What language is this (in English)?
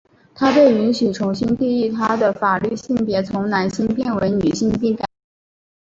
Chinese